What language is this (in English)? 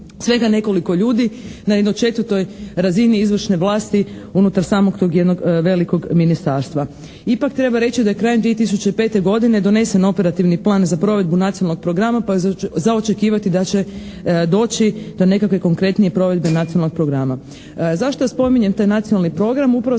Croatian